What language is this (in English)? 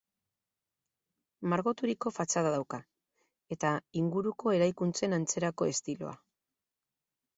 Basque